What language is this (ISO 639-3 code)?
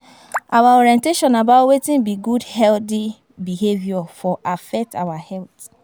pcm